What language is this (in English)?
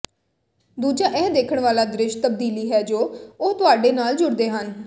Punjabi